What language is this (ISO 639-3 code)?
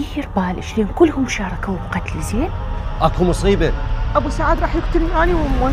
ara